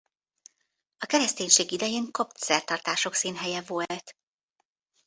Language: Hungarian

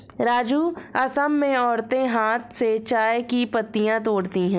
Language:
Hindi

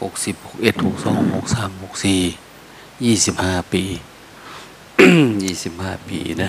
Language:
Thai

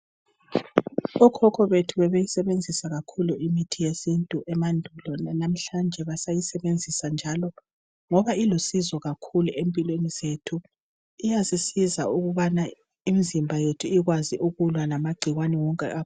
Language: North Ndebele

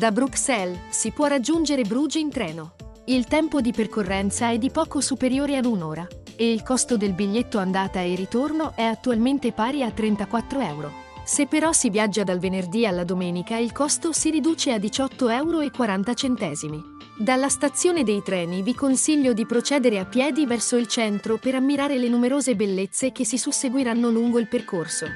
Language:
Italian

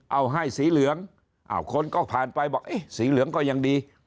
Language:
Thai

